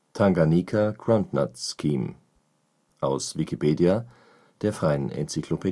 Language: German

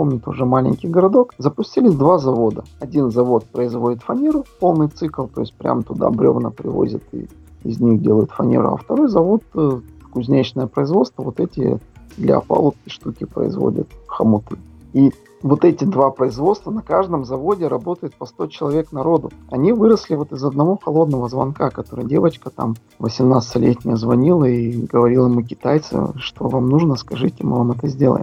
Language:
Russian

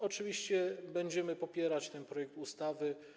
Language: Polish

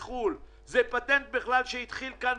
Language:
Hebrew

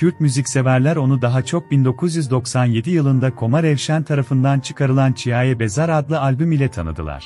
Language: Turkish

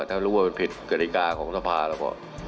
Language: Thai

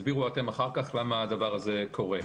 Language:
Hebrew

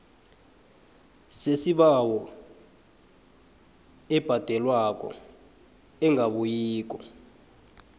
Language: South Ndebele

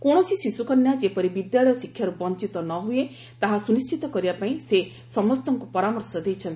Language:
Odia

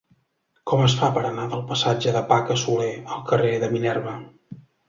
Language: Catalan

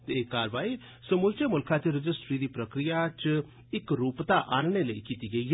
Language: Dogri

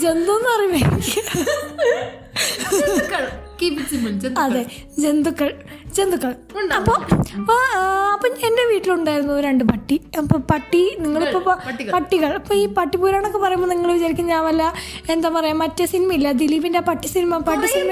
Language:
Malayalam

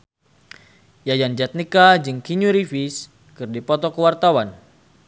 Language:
Sundanese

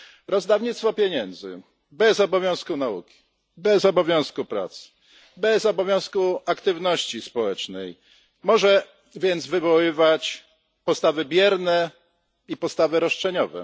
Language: Polish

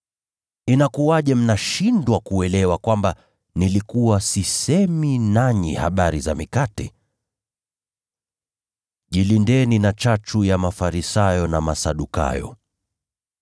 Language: Swahili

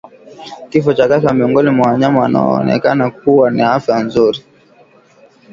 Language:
Swahili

